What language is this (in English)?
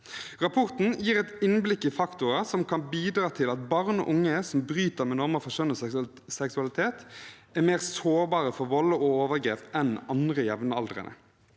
Norwegian